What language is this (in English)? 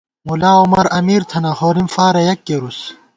Gawar-Bati